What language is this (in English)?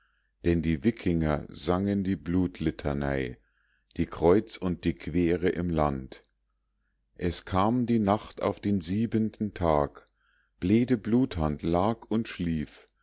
German